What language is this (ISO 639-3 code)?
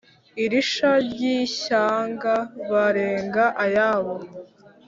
kin